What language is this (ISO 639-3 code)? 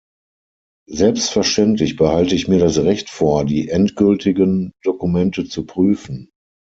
deu